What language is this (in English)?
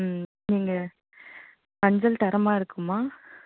Tamil